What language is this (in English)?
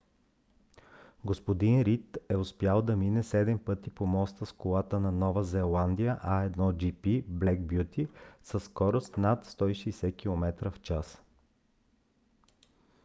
Bulgarian